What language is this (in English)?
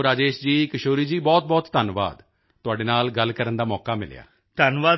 Punjabi